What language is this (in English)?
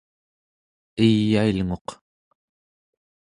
Central Yupik